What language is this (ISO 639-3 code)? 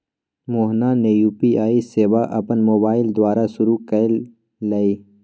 mag